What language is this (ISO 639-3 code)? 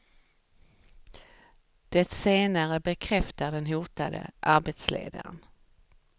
swe